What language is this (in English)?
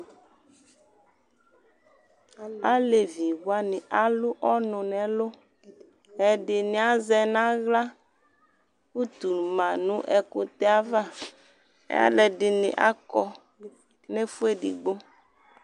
Ikposo